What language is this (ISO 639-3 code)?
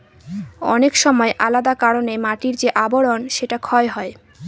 ben